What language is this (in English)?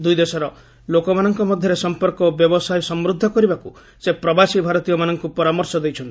Odia